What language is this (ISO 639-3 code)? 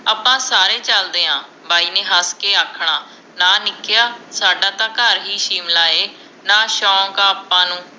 pan